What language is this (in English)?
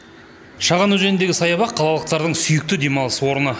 Kazakh